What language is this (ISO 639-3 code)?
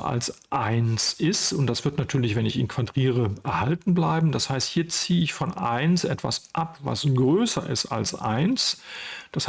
deu